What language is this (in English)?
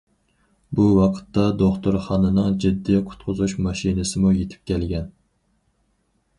Uyghur